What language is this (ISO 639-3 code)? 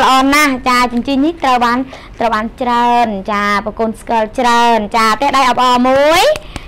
tha